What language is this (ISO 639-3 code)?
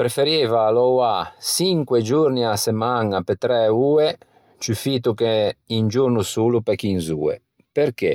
lij